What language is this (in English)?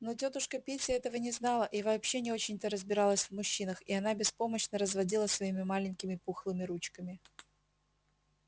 Russian